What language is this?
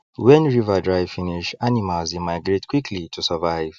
Nigerian Pidgin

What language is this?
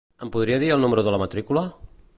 Catalan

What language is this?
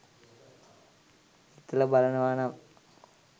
Sinhala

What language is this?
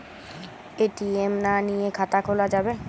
Bangla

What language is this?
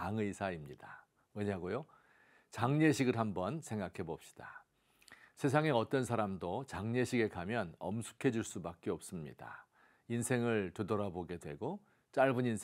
Korean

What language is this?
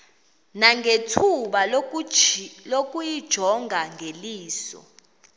Xhosa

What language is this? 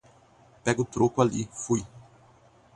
Portuguese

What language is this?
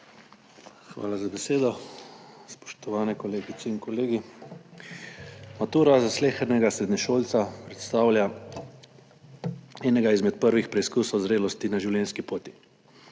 Slovenian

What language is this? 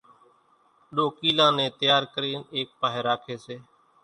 Kachi Koli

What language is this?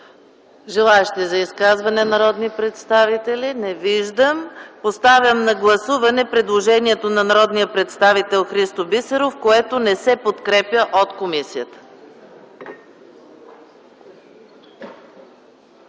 Bulgarian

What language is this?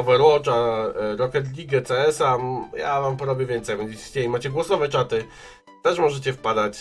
Polish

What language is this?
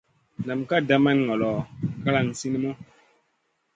Masana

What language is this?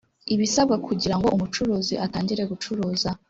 Kinyarwanda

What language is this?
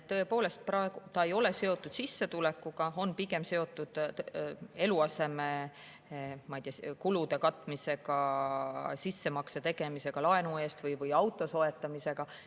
Estonian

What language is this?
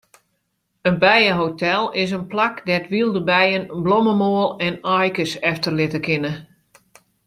Western Frisian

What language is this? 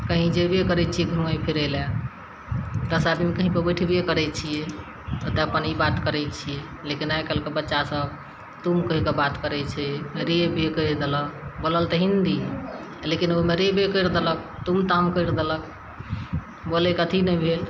Maithili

